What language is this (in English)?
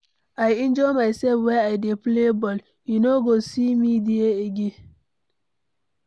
Nigerian Pidgin